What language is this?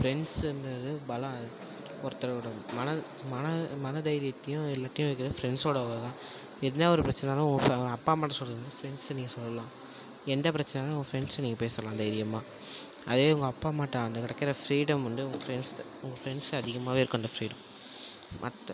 Tamil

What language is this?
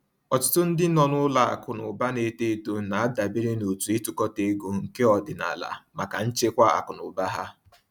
Igbo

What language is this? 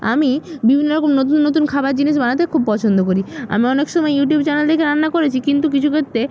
Bangla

